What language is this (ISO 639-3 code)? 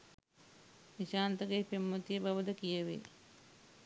sin